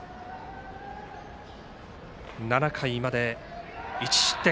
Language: Japanese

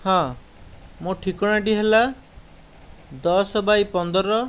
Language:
Odia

